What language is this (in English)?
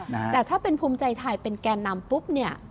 Thai